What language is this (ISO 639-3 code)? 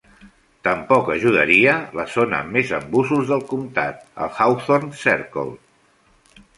cat